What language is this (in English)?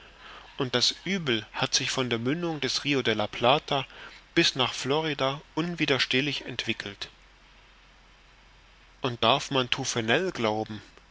German